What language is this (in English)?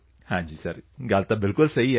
Punjabi